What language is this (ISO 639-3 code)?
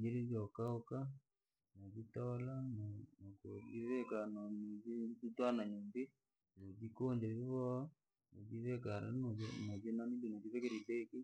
lag